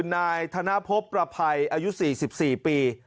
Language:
Thai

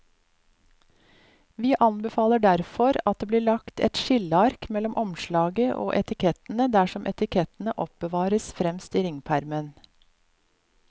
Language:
Norwegian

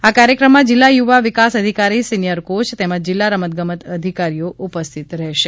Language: Gujarati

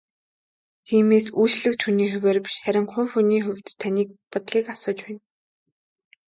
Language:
Mongolian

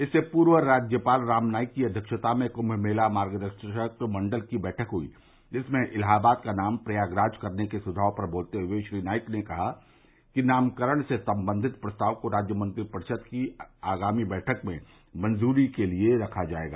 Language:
Hindi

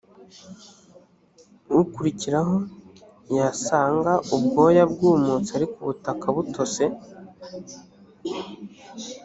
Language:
Kinyarwanda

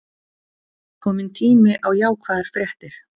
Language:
Icelandic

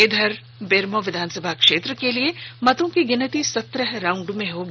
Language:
Hindi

